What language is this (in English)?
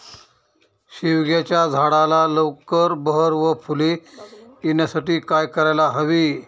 Marathi